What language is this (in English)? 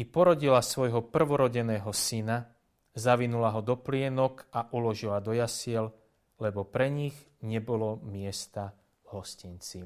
Slovak